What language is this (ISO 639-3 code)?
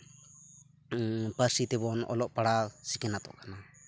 sat